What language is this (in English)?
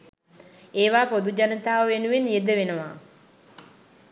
Sinhala